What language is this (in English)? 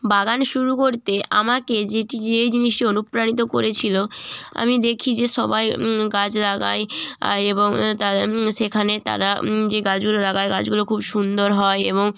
Bangla